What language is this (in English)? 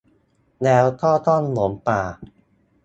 Thai